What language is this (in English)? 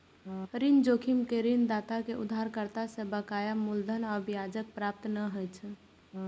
Maithili